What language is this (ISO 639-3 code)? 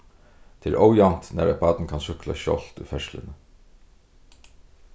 fao